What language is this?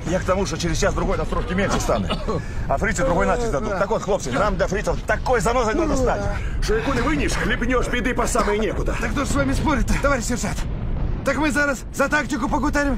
Russian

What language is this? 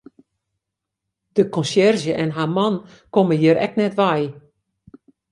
Western Frisian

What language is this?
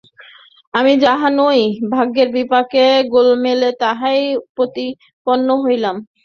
Bangla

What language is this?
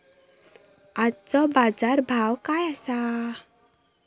Marathi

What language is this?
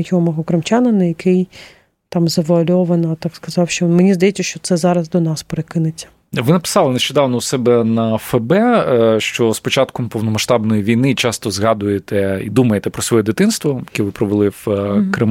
Ukrainian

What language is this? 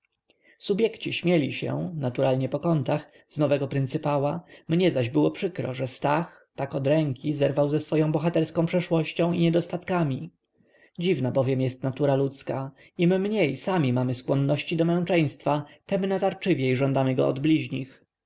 Polish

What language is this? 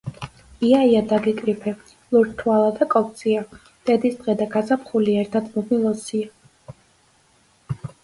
Georgian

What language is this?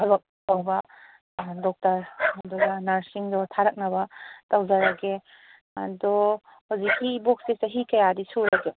Manipuri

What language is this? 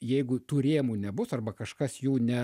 Lithuanian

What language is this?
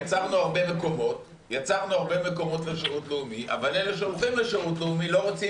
Hebrew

